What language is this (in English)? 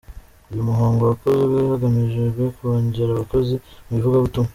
Kinyarwanda